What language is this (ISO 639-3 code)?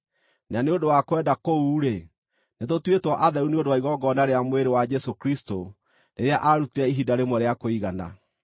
kik